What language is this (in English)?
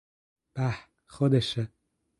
Persian